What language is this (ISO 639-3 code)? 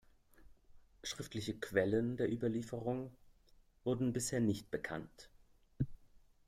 deu